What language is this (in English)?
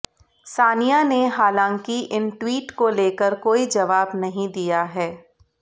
Hindi